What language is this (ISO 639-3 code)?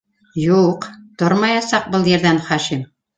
bak